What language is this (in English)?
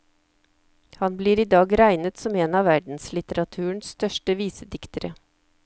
Norwegian